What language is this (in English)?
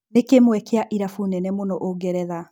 Kikuyu